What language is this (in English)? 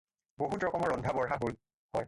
Assamese